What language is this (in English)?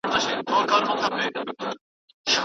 Pashto